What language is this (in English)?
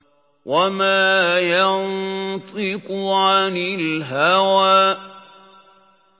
Arabic